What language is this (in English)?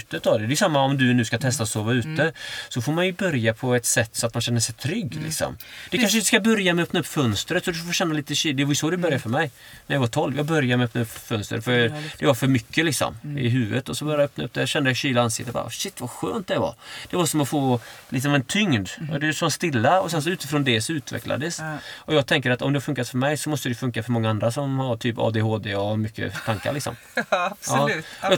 Swedish